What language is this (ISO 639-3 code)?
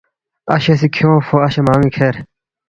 bft